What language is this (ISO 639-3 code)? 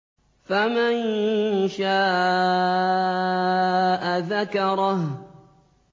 ara